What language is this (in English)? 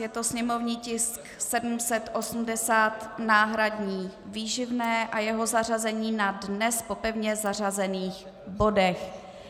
Czech